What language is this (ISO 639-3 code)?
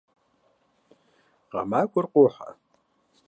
kbd